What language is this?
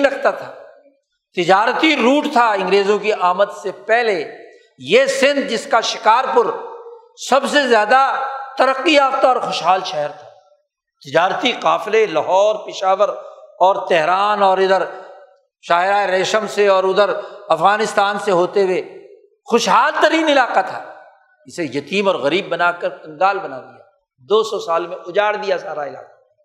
Urdu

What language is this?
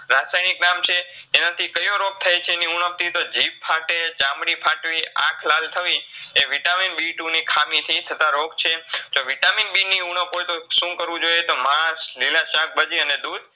Gujarati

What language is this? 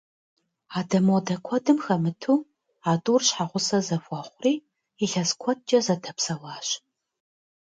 Kabardian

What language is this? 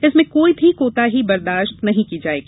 Hindi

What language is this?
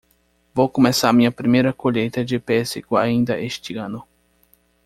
Portuguese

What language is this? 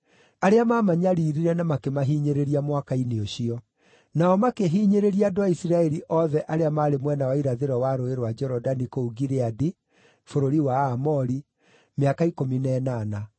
Kikuyu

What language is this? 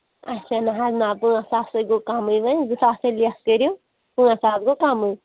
Kashmiri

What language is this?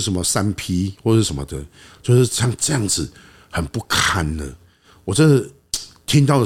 Chinese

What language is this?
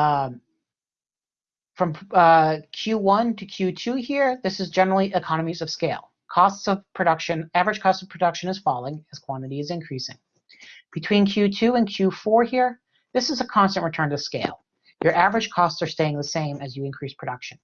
English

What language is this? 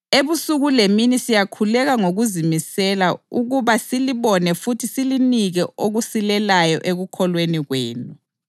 North Ndebele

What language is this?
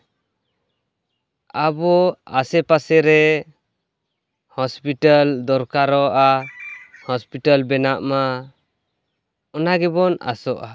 Santali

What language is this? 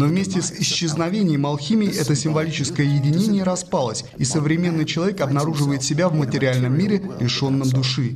Russian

